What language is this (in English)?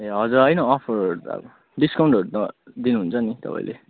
Nepali